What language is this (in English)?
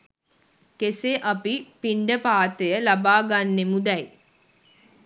Sinhala